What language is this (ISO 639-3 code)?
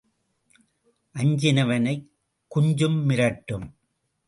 tam